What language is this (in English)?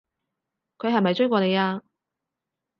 Cantonese